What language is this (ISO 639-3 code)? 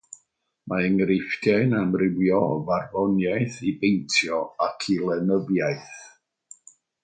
cym